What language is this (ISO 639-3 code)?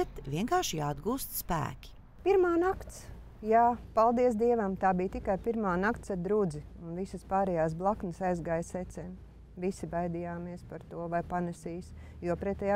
lav